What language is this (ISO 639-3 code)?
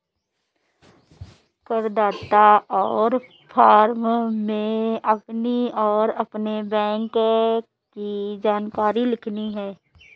hin